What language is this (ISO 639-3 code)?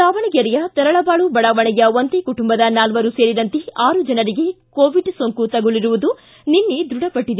kan